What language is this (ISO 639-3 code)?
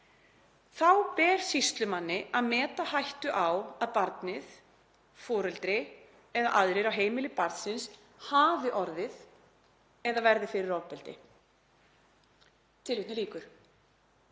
isl